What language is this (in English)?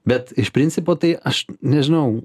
Lithuanian